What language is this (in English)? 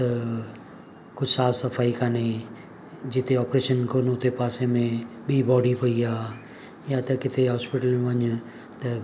Sindhi